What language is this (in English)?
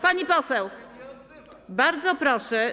Polish